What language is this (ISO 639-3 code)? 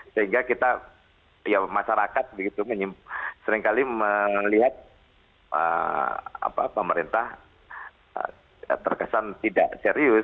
ind